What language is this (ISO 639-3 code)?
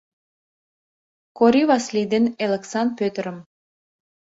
chm